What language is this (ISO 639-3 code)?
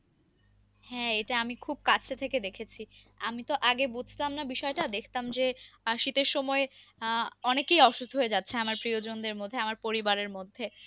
ben